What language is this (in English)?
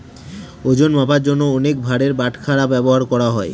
Bangla